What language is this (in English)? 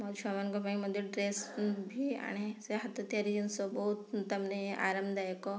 Odia